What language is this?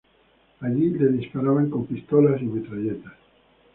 Spanish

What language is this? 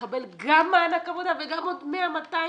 Hebrew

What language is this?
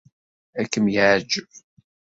Kabyle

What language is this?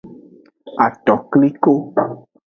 Aja (Benin)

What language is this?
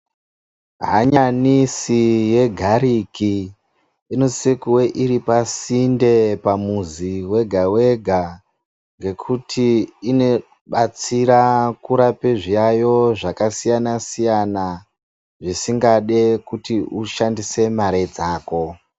Ndau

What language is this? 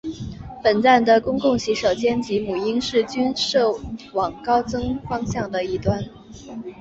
Chinese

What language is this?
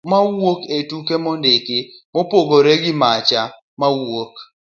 Luo (Kenya and Tanzania)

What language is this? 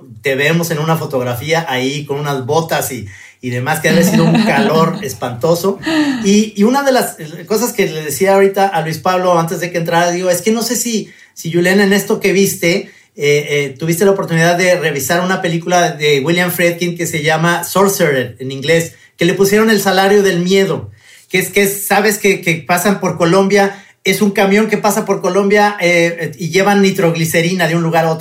Spanish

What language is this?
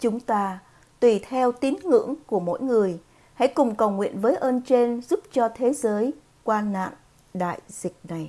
Vietnamese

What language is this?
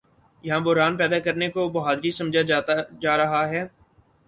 Urdu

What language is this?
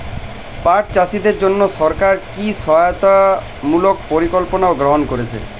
Bangla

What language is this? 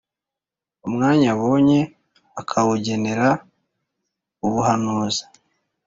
Kinyarwanda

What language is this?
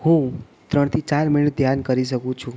Gujarati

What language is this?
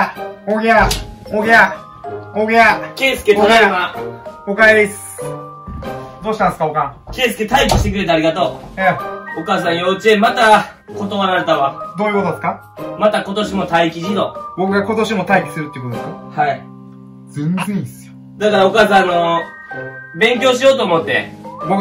Japanese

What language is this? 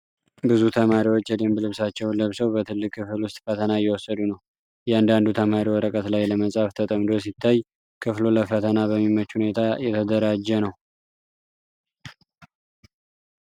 Amharic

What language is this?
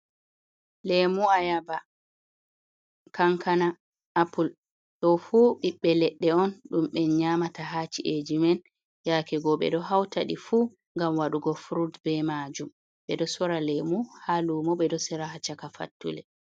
Fula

